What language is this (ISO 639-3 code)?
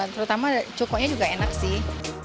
ind